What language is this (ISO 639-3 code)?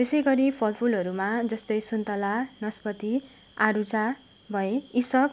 nep